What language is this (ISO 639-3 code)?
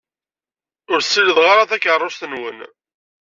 kab